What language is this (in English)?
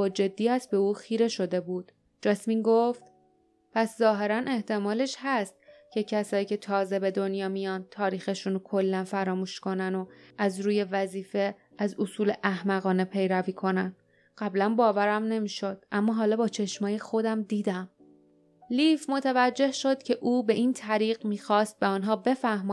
Persian